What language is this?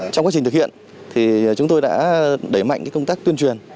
Vietnamese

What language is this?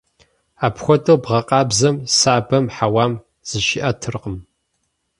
Kabardian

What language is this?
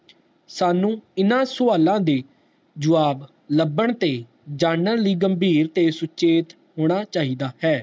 Punjabi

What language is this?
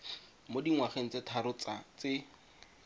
Tswana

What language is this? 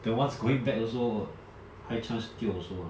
English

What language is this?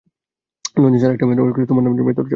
Bangla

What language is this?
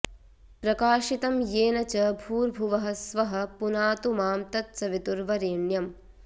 Sanskrit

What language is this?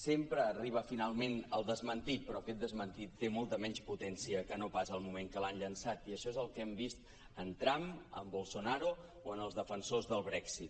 Catalan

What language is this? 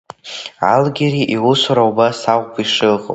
Abkhazian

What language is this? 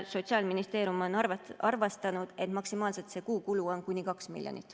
Estonian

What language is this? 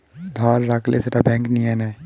Bangla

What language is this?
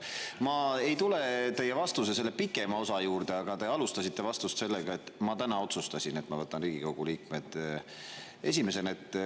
Estonian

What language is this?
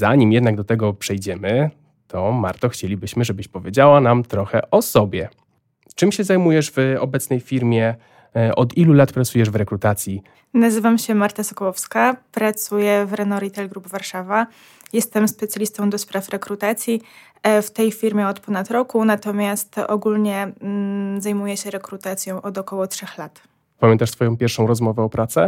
Polish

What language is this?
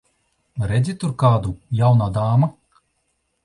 Latvian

